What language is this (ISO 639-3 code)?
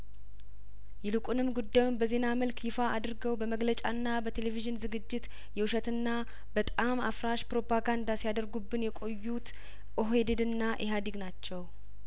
amh